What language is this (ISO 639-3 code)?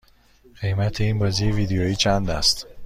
fas